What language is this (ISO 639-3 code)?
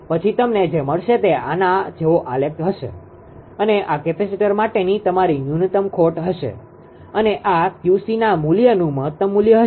guj